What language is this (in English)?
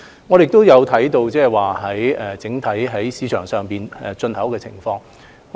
Cantonese